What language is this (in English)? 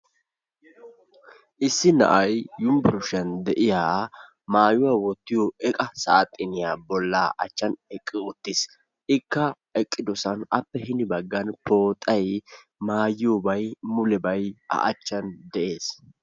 Wolaytta